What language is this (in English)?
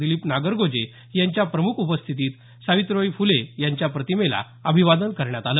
Marathi